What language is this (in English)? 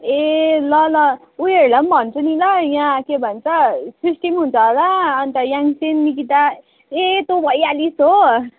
Nepali